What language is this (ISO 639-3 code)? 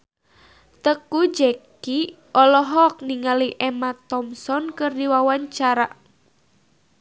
sun